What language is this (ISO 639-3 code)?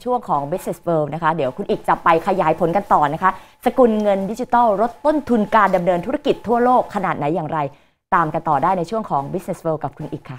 tha